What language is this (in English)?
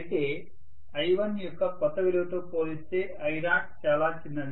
Telugu